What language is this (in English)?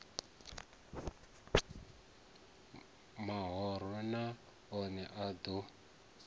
Venda